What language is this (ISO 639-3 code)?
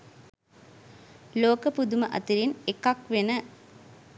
sin